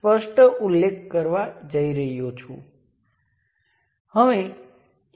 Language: Gujarati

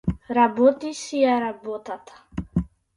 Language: Macedonian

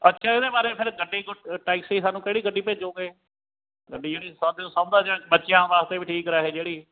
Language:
Punjabi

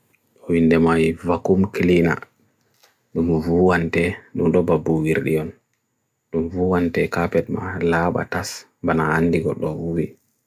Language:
Bagirmi Fulfulde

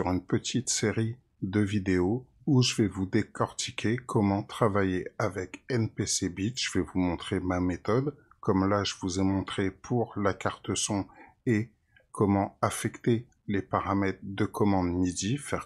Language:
French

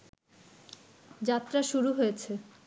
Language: Bangla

